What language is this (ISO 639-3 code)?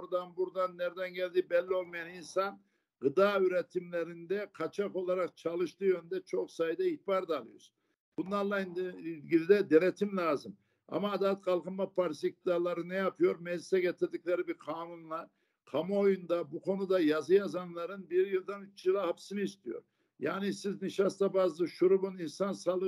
tur